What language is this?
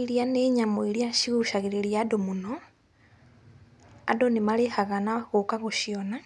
Kikuyu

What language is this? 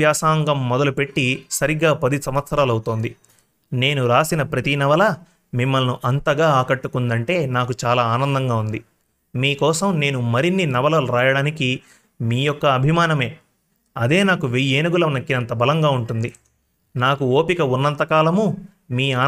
Telugu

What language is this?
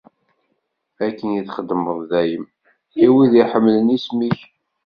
Kabyle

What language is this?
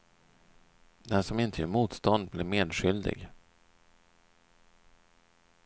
Swedish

